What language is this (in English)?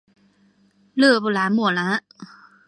Chinese